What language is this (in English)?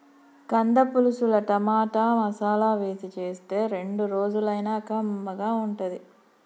Telugu